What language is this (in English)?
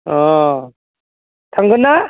Bodo